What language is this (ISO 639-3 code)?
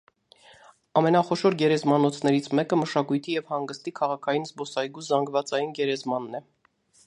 hye